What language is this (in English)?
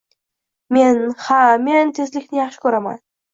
Uzbek